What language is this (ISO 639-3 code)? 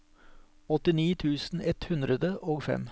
nor